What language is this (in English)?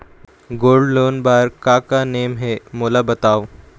Chhattisgarhi